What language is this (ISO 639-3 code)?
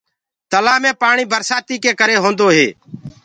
ggg